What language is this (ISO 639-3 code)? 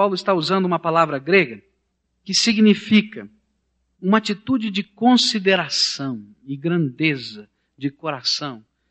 por